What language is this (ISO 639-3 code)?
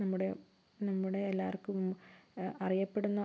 mal